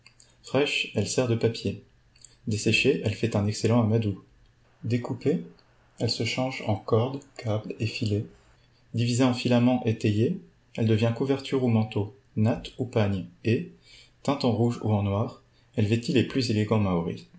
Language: French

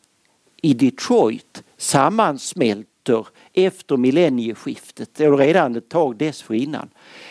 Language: Swedish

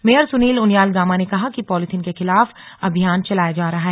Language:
Hindi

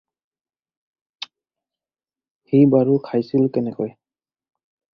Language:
Assamese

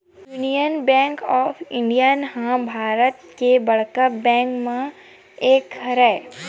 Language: Chhattisgarhi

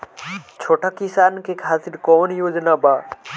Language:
Bhojpuri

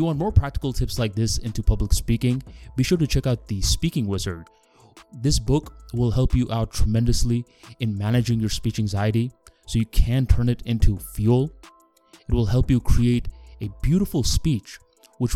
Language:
English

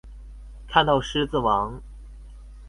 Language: Chinese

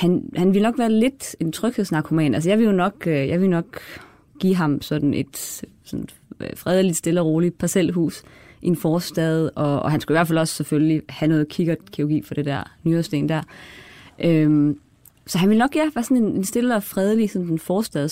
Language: Danish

